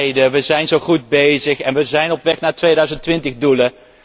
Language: Dutch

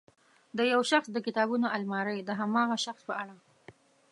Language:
Pashto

